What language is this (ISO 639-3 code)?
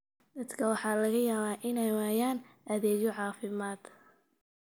som